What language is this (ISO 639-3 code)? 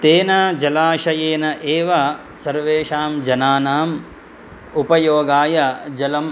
san